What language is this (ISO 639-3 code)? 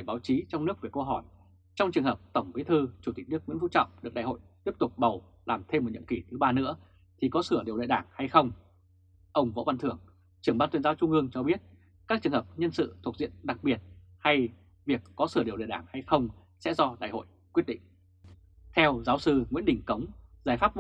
vie